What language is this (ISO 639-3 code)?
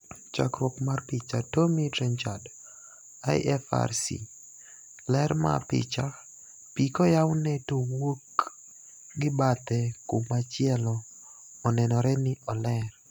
luo